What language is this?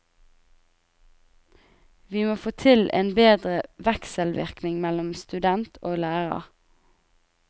Norwegian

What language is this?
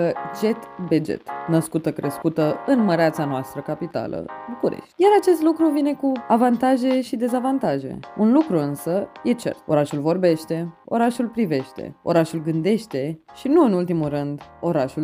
Romanian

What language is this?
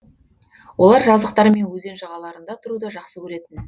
Kazakh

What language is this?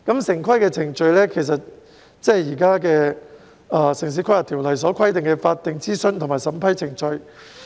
Cantonese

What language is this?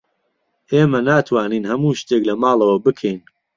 Central Kurdish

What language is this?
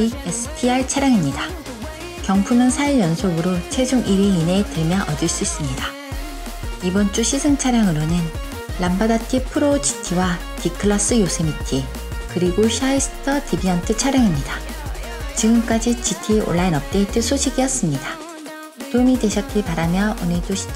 Korean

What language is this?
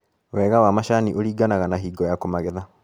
Kikuyu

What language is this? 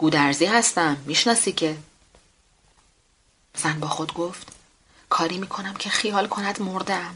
Persian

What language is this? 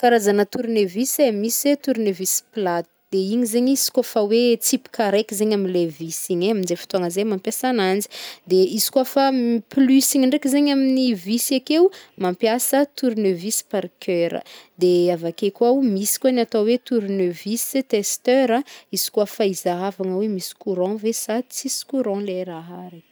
Northern Betsimisaraka Malagasy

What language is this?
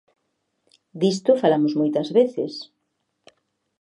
Galician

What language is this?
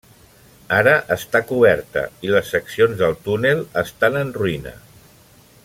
Catalan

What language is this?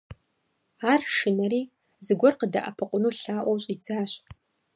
Kabardian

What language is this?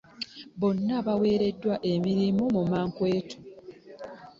Ganda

